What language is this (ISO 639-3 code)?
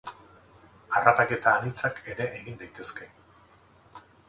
eus